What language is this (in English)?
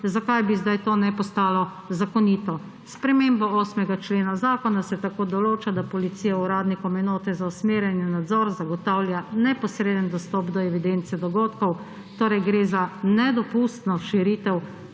Slovenian